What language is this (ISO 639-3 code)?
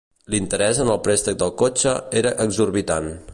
cat